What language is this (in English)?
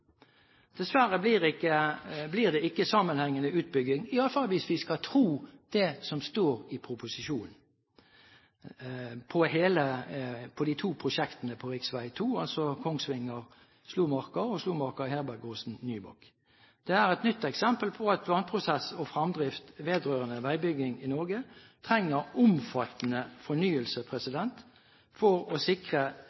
Norwegian Bokmål